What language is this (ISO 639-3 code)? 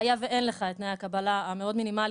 heb